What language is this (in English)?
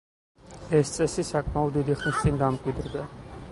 Georgian